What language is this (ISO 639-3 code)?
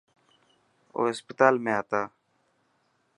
mki